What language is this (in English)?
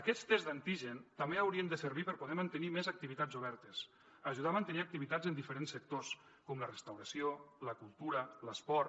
Catalan